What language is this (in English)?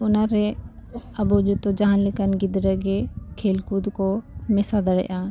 Santali